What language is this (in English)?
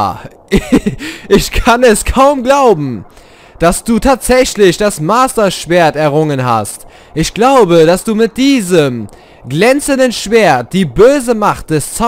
German